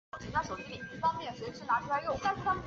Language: Chinese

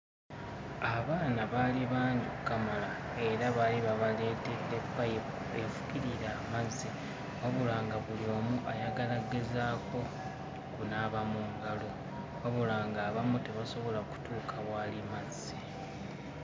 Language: Ganda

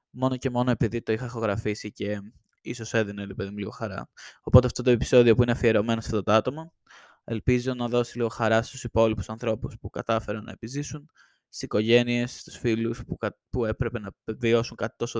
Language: Greek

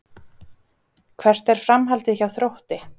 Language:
Icelandic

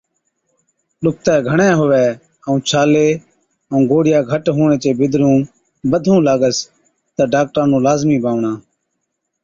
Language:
Od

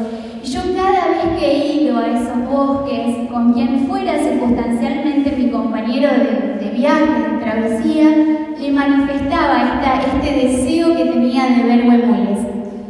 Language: Spanish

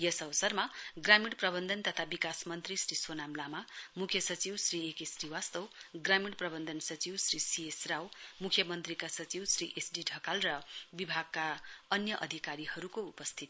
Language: Nepali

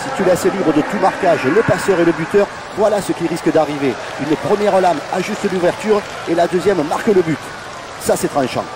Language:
French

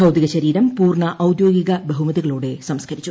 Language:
Malayalam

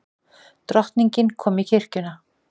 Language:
Icelandic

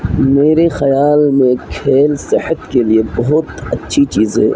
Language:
Urdu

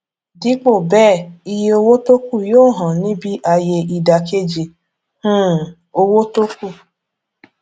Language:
Yoruba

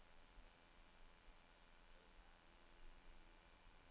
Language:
Norwegian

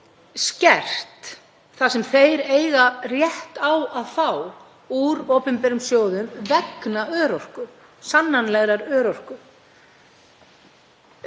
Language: Icelandic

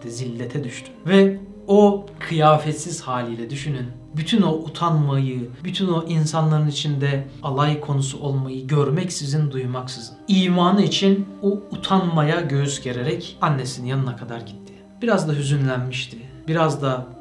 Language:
Turkish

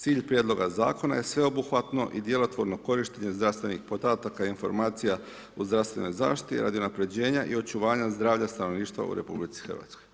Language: Croatian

